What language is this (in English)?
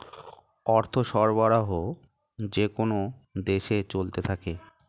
Bangla